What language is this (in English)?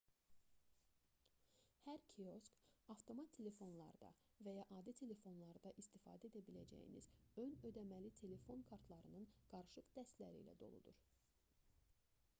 Azerbaijani